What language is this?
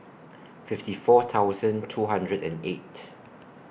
English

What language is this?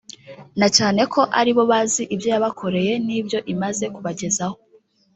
Kinyarwanda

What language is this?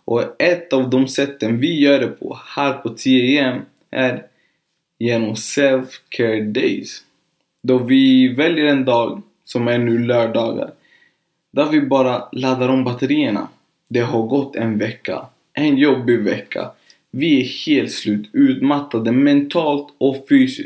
Swedish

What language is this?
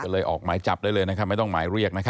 Thai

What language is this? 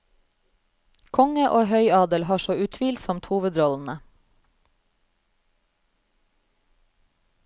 Norwegian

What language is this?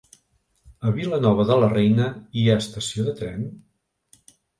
Catalan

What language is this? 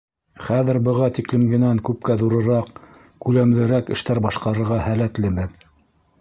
Bashkir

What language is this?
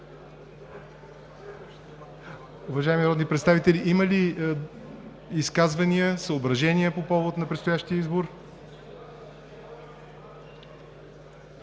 Bulgarian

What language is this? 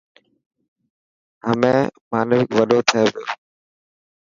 Dhatki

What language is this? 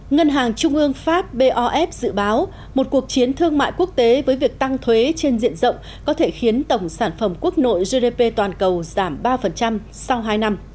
Vietnamese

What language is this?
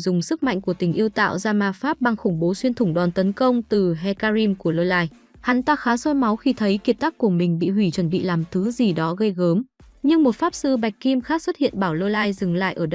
Vietnamese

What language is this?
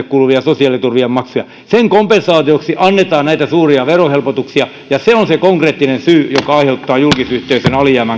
Finnish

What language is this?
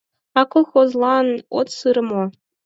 Mari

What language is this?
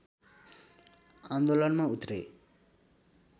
Nepali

